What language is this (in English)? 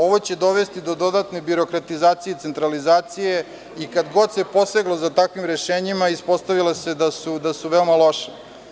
Serbian